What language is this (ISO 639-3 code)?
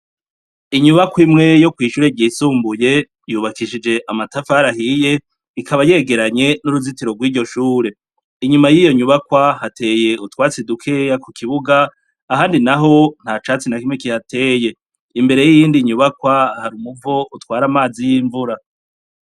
run